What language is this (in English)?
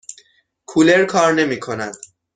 Persian